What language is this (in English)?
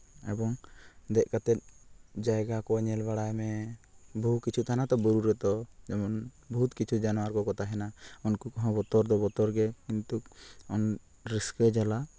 Santali